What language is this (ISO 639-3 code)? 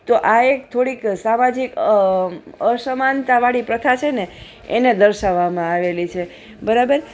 guj